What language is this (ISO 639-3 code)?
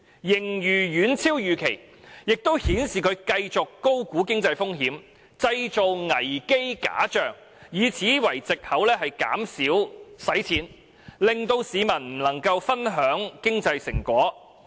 yue